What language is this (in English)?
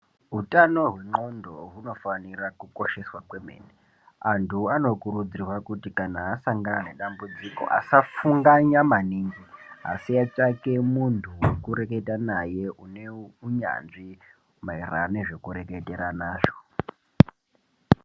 Ndau